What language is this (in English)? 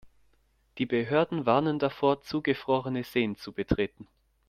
German